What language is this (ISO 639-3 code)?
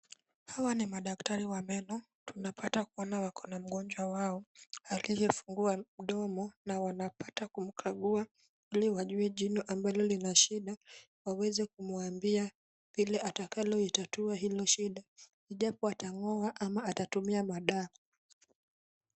swa